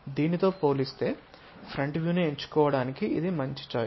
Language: Telugu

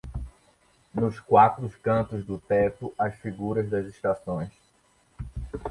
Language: Portuguese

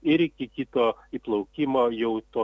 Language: Lithuanian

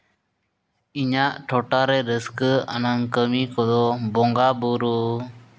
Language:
Santali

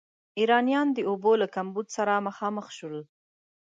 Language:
Pashto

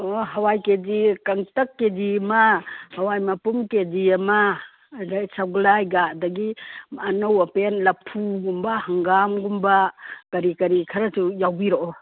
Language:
Manipuri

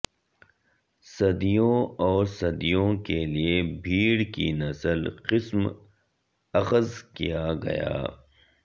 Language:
Urdu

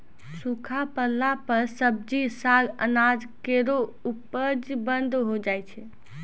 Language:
Maithili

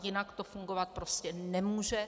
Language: Czech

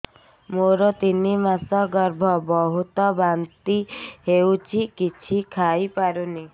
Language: Odia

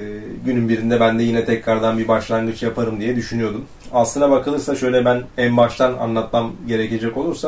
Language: Turkish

